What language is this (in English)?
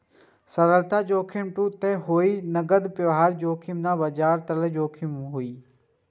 Maithili